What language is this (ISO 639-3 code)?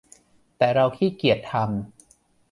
tha